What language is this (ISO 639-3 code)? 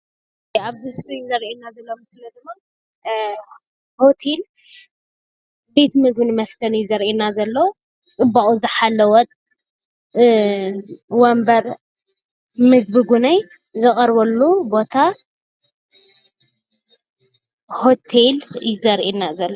tir